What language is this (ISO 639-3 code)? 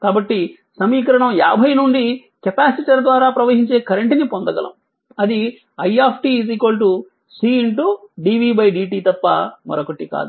tel